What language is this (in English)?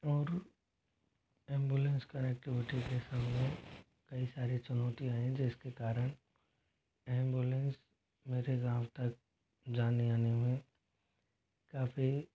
Hindi